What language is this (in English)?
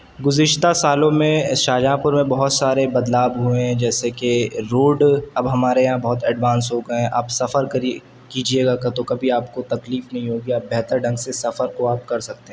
Urdu